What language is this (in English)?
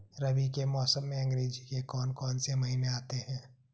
Hindi